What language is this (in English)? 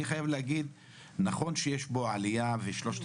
Hebrew